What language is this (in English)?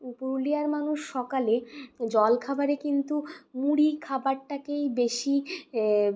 Bangla